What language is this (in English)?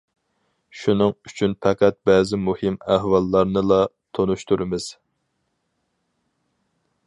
Uyghur